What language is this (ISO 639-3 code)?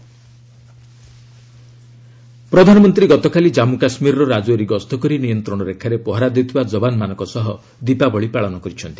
ori